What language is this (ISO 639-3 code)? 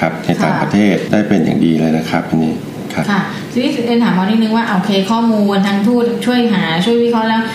tha